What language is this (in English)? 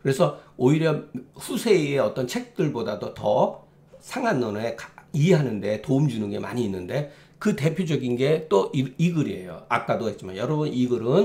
Korean